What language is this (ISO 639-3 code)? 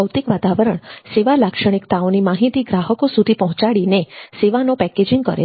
guj